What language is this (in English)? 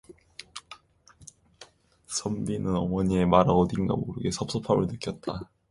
Korean